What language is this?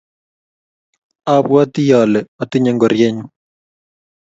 Kalenjin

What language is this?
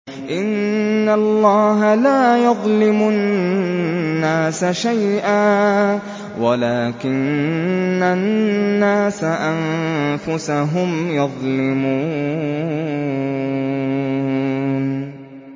Arabic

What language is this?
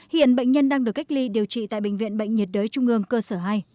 Vietnamese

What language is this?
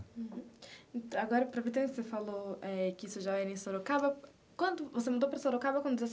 Portuguese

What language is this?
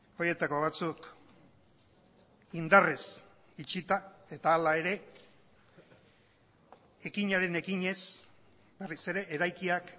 Basque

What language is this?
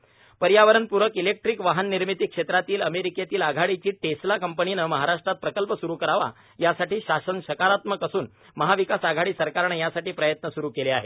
Marathi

